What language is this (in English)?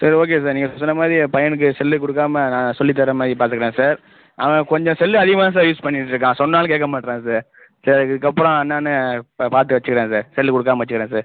Tamil